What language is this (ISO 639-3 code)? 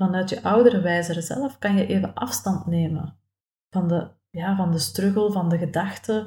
nld